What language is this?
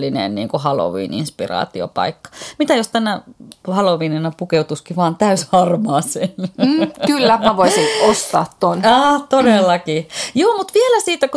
Finnish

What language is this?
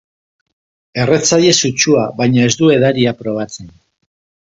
Basque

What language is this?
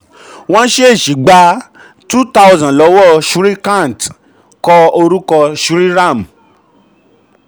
Yoruba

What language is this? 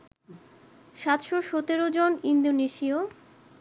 Bangla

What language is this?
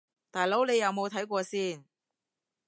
Cantonese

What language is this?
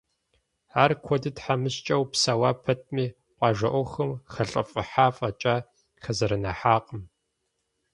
Kabardian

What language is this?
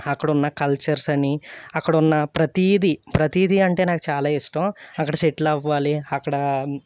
Telugu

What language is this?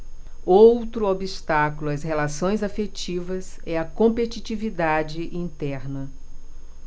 Portuguese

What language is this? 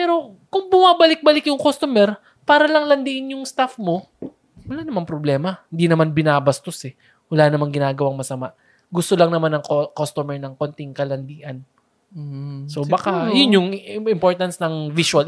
Filipino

